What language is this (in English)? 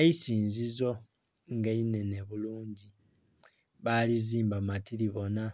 Soga